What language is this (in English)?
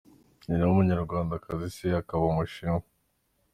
Kinyarwanda